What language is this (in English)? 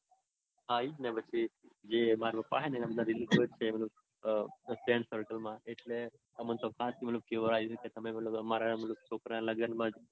Gujarati